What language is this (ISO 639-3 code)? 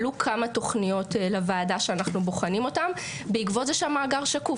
heb